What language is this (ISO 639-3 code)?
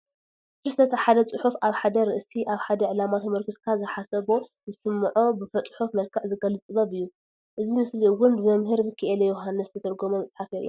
tir